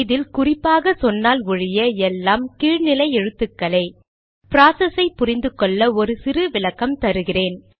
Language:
Tamil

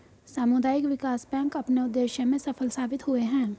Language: Hindi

